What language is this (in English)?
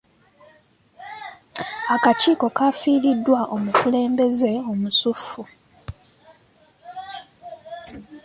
Ganda